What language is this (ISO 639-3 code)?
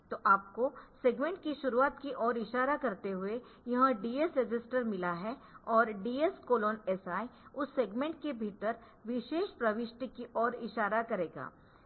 hin